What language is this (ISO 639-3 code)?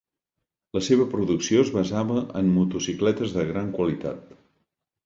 cat